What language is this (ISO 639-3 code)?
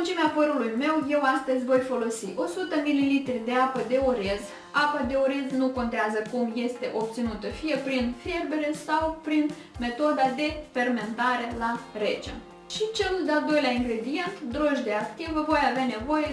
ron